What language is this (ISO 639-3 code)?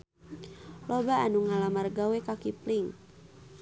sun